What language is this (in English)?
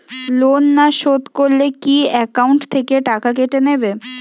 Bangla